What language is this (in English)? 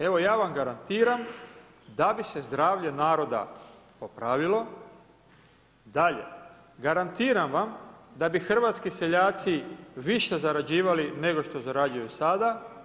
Croatian